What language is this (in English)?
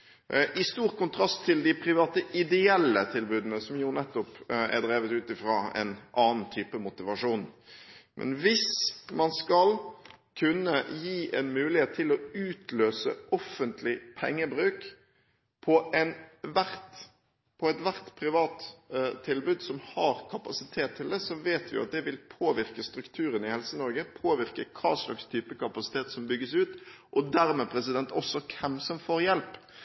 Norwegian Bokmål